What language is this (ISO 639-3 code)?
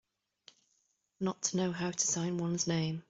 eng